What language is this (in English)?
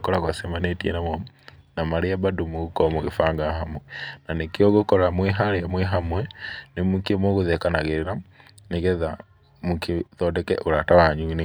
Kikuyu